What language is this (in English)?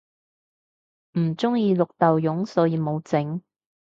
Cantonese